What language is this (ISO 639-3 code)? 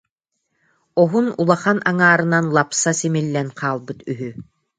sah